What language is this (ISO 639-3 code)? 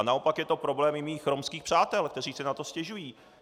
ces